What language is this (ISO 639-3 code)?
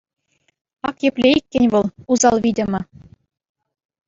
chv